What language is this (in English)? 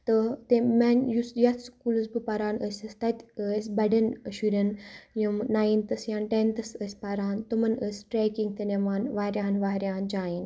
Kashmiri